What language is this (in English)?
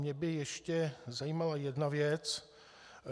Czech